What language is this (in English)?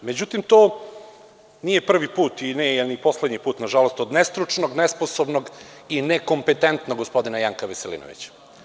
Serbian